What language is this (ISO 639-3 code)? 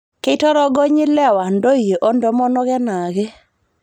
mas